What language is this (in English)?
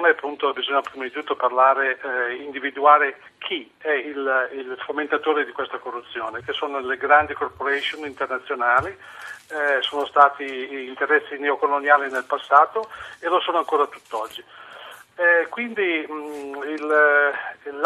Italian